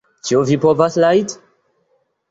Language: Esperanto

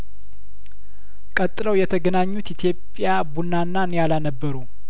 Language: Amharic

